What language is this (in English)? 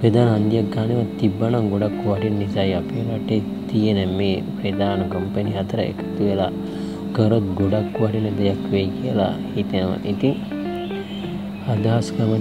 Indonesian